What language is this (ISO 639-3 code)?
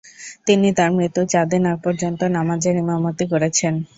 ben